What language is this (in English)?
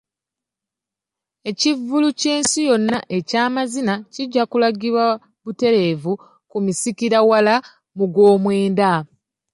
Ganda